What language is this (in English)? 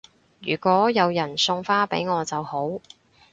Cantonese